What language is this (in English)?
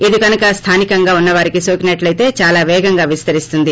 Telugu